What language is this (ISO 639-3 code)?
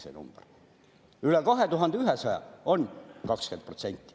est